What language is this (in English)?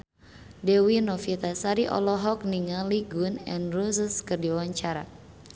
Sundanese